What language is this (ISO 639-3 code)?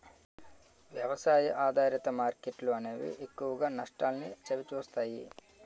tel